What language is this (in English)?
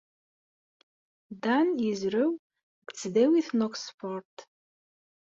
Kabyle